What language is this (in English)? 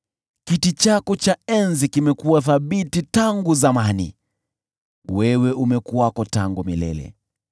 Swahili